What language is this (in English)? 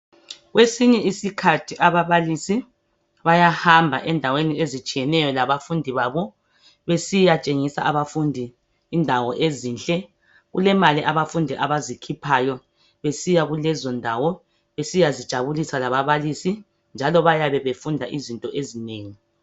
North Ndebele